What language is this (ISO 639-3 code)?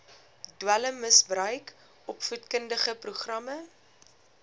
afr